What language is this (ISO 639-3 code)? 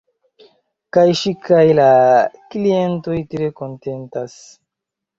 epo